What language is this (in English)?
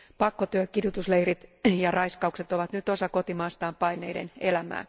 Finnish